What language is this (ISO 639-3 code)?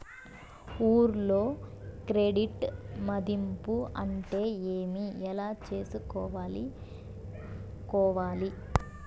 tel